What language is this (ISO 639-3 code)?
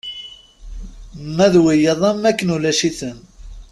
kab